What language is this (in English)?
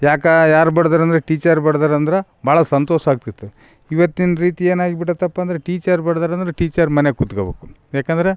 Kannada